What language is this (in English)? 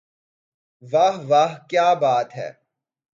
Urdu